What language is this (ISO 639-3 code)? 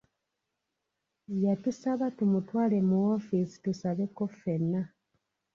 lug